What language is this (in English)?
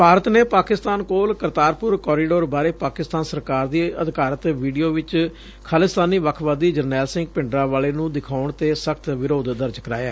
Punjabi